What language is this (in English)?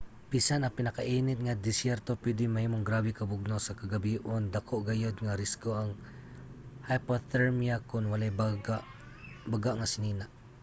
Cebuano